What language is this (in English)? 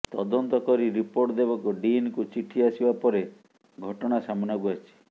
Odia